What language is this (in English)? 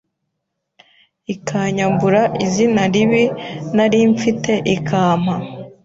Kinyarwanda